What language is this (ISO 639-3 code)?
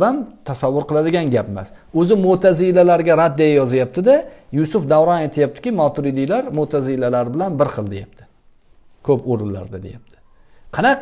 tur